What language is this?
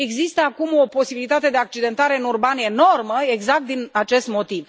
Romanian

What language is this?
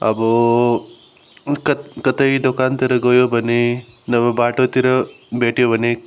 Nepali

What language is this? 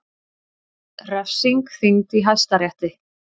Icelandic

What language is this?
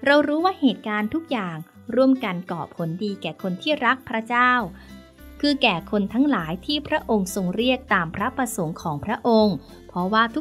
Thai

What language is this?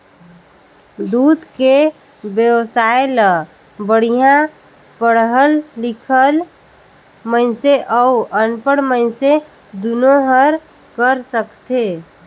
Chhattisgarhi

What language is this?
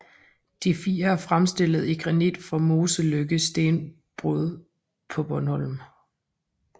Danish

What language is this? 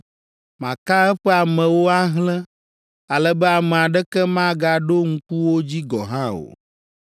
Ewe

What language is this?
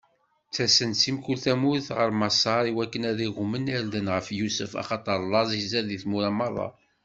Kabyle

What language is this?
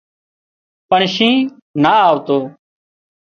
Wadiyara Koli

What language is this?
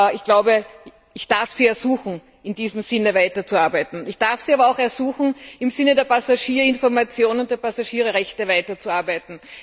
German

